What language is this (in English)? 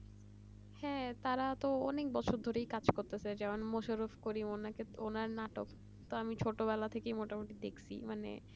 Bangla